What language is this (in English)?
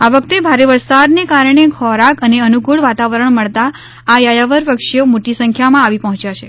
Gujarati